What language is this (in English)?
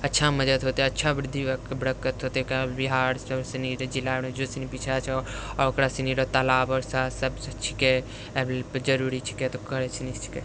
Maithili